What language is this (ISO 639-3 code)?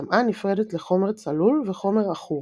heb